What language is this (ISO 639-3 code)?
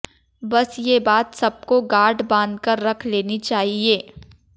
hin